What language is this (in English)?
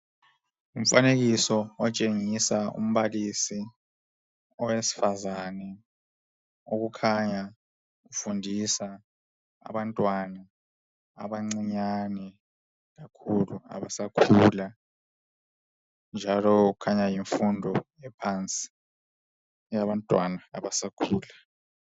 North Ndebele